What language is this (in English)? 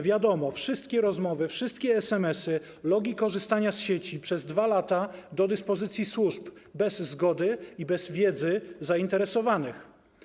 Polish